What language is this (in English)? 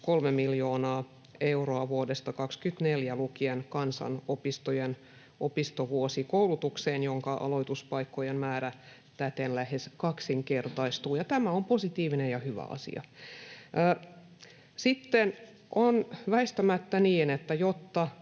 Finnish